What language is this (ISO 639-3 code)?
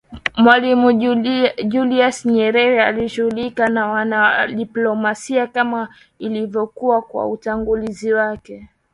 swa